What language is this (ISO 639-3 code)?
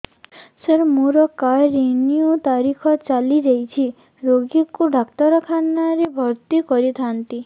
ori